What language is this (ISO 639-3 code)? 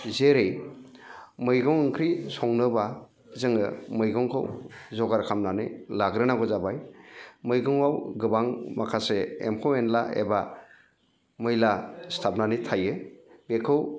brx